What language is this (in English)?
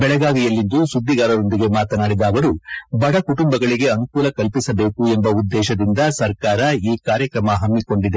Kannada